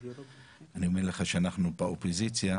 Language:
Hebrew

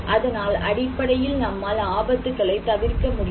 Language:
Tamil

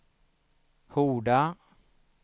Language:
Swedish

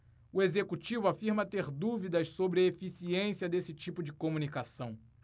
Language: Portuguese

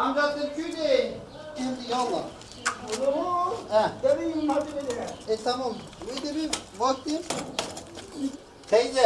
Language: Turkish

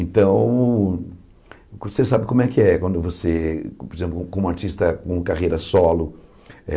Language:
Portuguese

